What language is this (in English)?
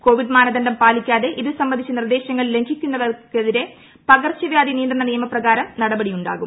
Malayalam